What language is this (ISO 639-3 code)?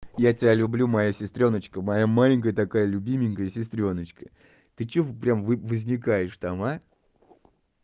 rus